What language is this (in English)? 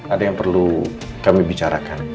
Indonesian